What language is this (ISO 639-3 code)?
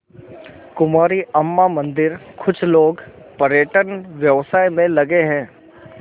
hin